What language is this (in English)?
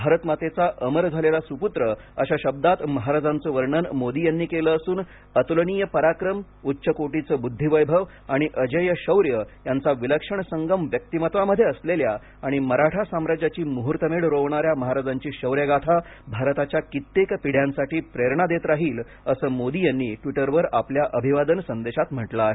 Marathi